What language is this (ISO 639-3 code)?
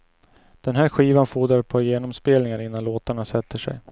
swe